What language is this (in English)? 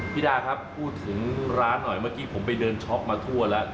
Thai